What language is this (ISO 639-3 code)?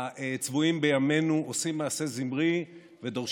heb